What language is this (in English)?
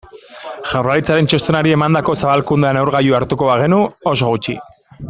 Basque